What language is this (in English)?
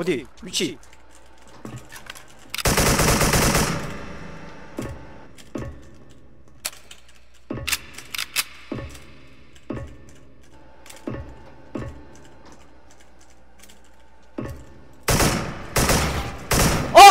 Korean